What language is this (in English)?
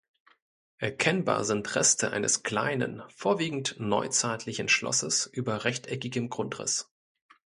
German